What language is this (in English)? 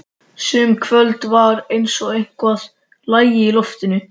Icelandic